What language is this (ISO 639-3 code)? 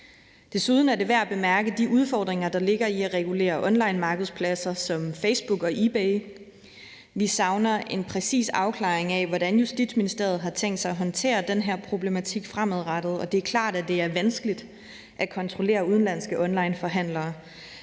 dan